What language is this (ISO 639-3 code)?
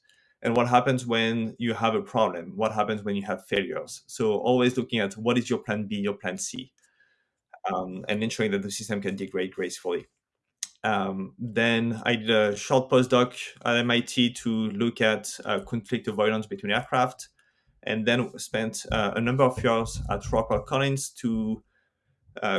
eng